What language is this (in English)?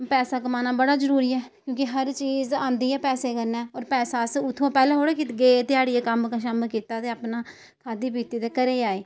Dogri